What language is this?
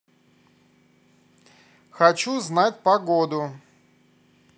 Russian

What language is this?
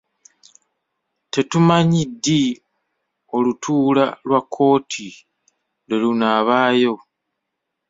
Ganda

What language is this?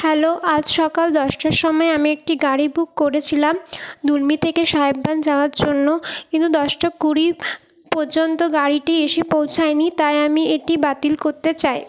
Bangla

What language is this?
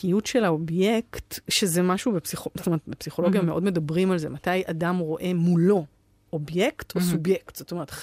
Hebrew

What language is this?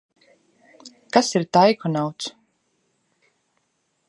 Latvian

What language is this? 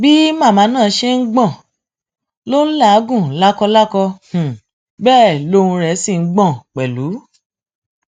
Yoruba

